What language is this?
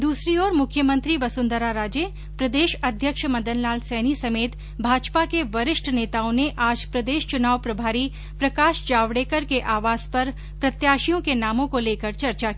Hindi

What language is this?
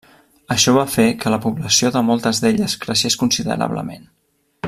Catalan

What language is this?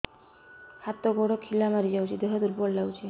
Odia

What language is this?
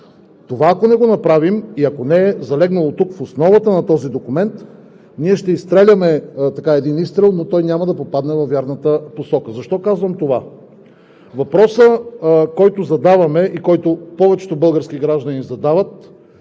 Bulgarian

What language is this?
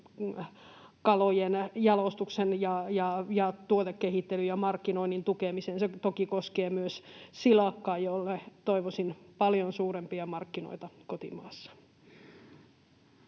Finnish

